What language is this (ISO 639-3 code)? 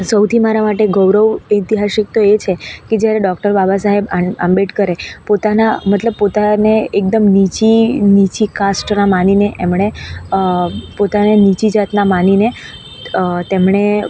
guj